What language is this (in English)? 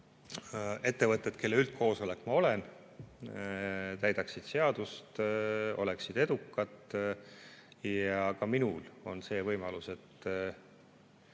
Estonian